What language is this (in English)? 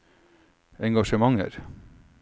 Norwegian